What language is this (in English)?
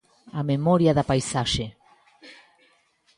Galician